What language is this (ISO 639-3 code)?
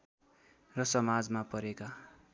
nep